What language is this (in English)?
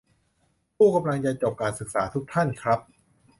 Thai